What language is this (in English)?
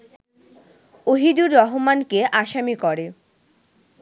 Bangla